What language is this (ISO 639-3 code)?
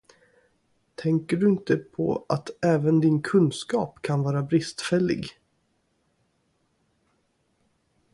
swe